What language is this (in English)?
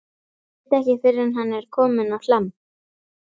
Icelandic